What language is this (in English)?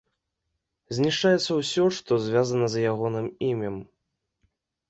Belarusian